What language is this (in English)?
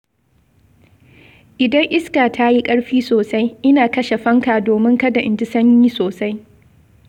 Hausa